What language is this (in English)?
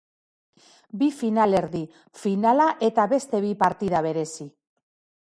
Basque